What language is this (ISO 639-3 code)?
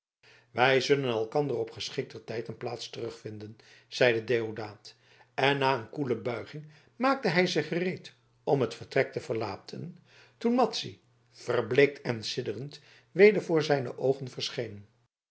nld